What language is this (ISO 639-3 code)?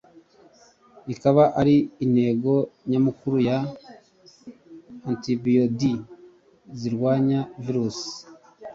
kin